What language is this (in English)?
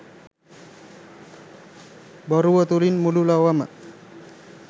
Sinhala